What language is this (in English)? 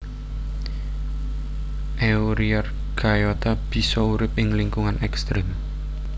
Javanese